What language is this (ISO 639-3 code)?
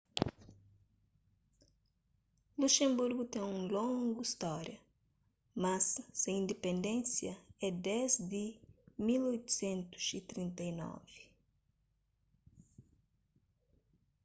kea